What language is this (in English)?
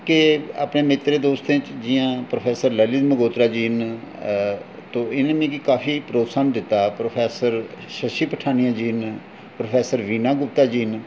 Dogri